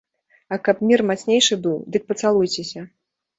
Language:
Belarusian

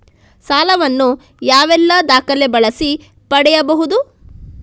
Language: Kannada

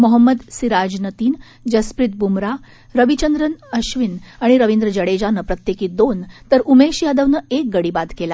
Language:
Marathi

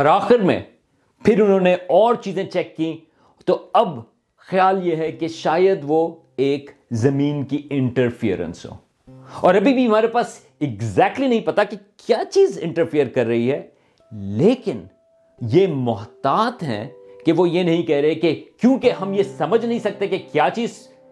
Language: Urdu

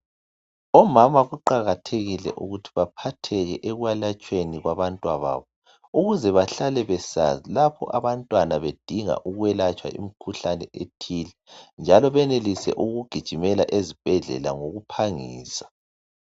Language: North Ndebele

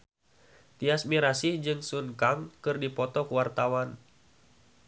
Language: Sundanese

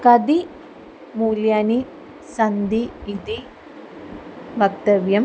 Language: Sanskrit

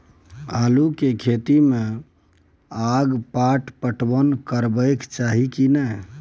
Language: Maithili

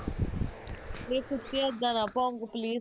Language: Punjabi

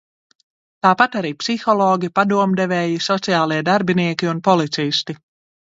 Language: Latvian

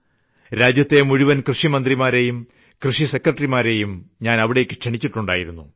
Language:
Malayalam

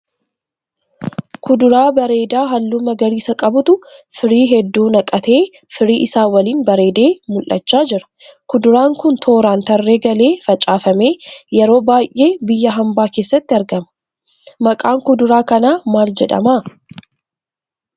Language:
Oromo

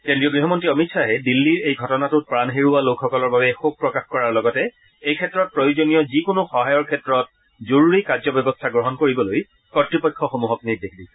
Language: Assamese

